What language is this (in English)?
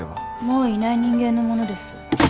Japanese